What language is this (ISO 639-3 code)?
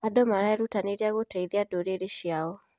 kik